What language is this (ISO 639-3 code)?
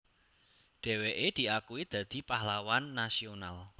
jav